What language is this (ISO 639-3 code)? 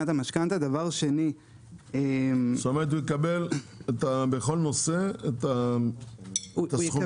heb